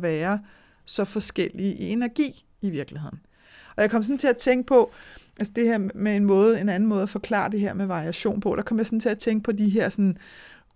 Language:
Danish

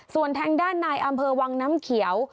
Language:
Thai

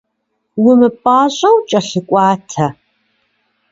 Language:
Kabardian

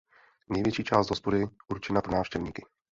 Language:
Czech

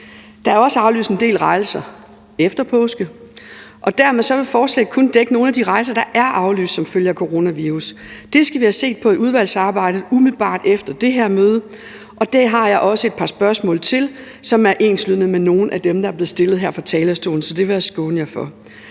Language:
Danish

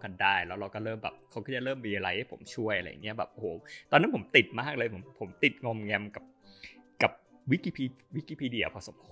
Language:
Thai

